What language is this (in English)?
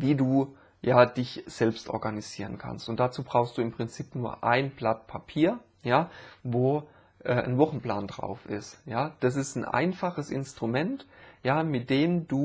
German